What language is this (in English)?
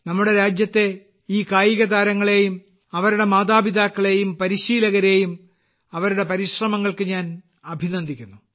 Malayalam